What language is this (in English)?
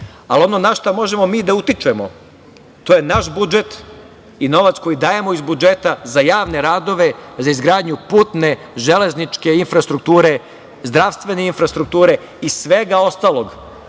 Serbian